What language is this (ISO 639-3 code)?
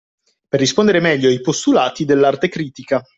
ita